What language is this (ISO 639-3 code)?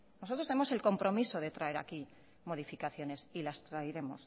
spa